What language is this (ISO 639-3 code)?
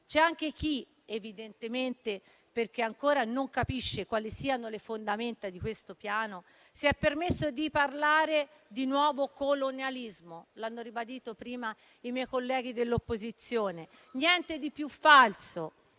ita